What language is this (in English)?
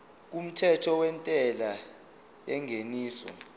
Zulu